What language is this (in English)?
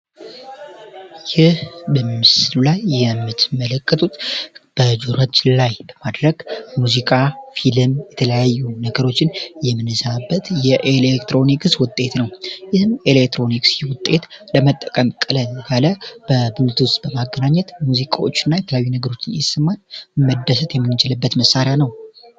Amharic